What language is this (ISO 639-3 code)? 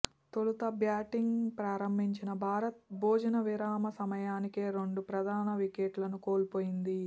tel